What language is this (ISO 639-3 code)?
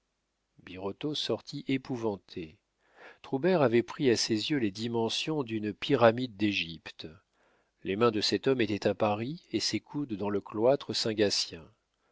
fra